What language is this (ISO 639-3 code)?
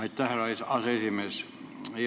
est